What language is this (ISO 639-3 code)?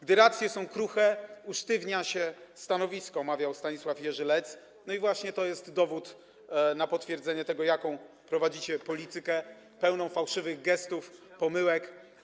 pol